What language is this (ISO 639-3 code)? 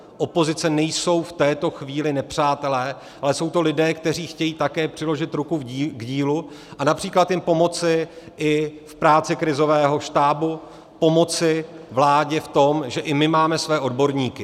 ces